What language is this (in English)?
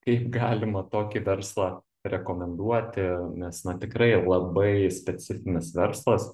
Lithuanian